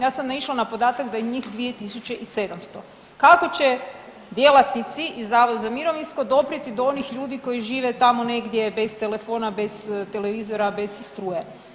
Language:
Croatian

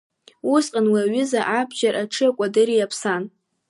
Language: Abkhazian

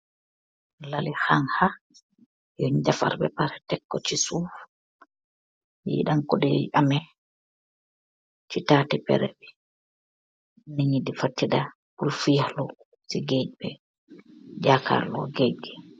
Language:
Wolof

